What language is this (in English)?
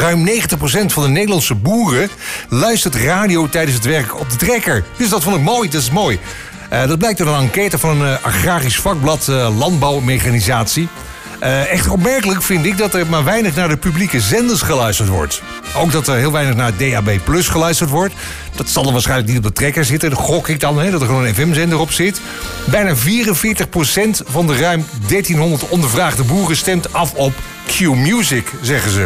Dutch